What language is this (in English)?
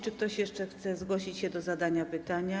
Polish